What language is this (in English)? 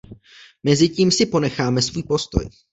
Czech